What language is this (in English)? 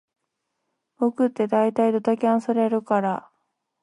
Japanese